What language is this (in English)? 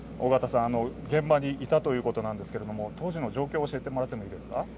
Japanese